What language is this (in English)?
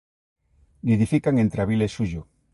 Galician